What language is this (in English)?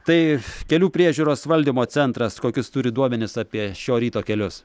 Lithuanian